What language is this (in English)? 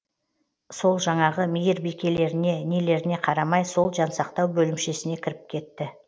Kazakh